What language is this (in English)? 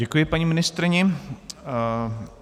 Czech